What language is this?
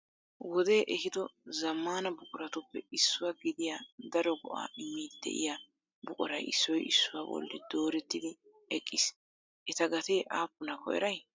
Wolaytta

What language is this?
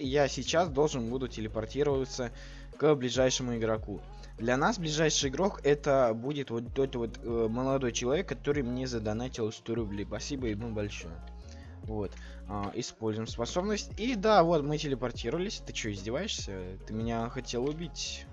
Russian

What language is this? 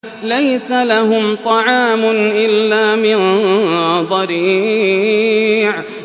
Arabic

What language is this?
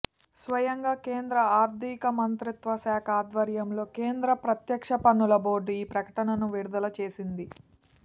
Telugu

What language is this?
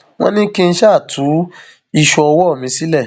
Yoruba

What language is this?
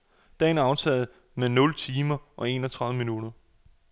Danish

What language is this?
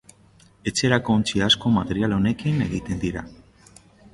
Basque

